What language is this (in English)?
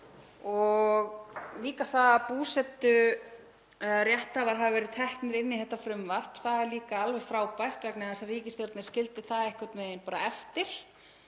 Icelandic